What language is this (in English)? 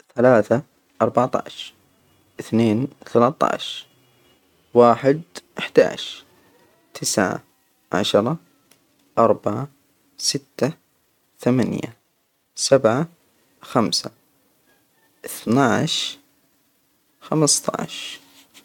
Hijazi Arabic